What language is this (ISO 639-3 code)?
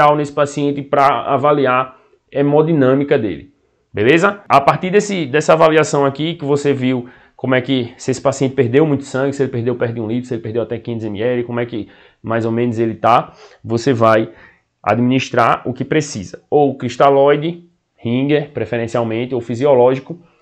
por